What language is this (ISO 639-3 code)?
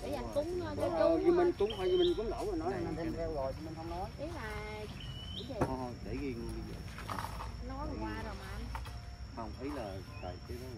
vie